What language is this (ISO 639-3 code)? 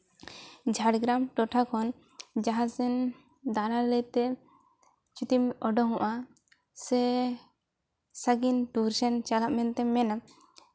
sat